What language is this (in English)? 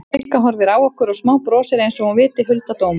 Icelandic